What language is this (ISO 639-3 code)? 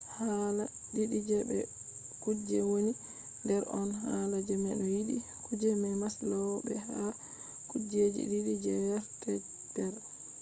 ful